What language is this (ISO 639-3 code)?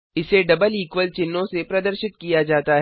hin